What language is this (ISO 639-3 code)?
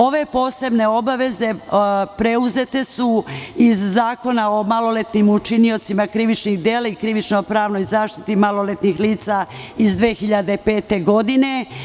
srp